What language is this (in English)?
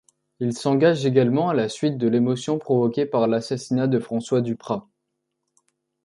French